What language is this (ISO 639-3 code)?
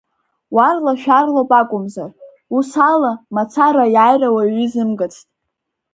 abk